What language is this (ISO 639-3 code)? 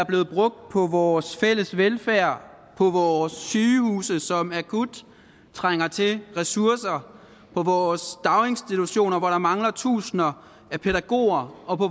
dan